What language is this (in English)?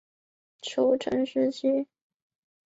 Chinese